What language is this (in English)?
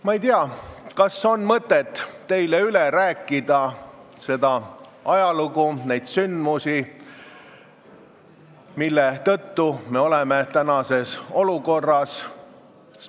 Estonian